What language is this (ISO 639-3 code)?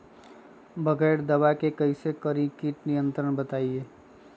mag